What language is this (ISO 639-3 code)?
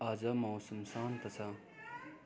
nep